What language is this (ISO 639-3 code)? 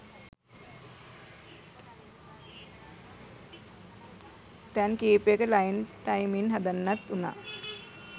sin